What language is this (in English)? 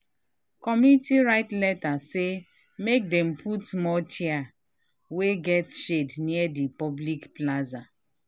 Nigerian Pidgin